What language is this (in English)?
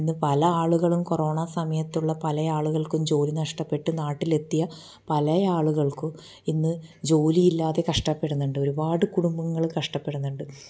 Malayalam